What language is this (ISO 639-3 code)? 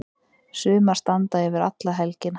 isl